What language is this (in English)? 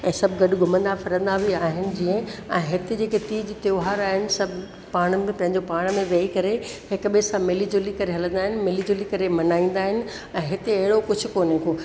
Sindhi